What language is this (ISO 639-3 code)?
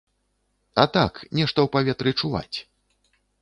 bel